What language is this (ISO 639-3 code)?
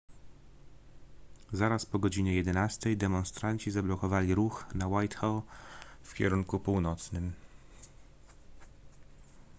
pol